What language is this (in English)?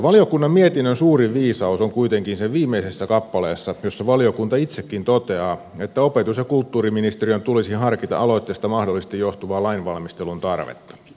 Finnish